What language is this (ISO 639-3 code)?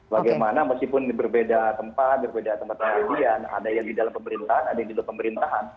ind